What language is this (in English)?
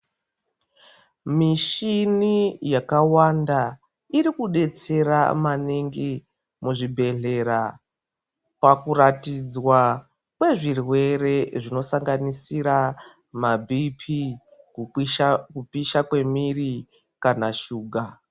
Ndau